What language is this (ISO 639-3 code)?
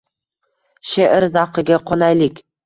uzb